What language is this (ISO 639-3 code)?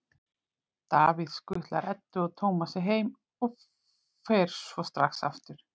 isl